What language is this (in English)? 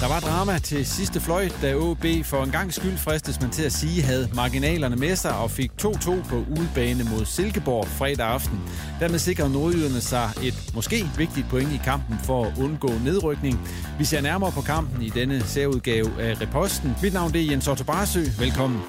Danish